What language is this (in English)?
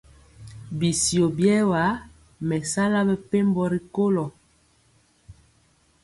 Mpiemo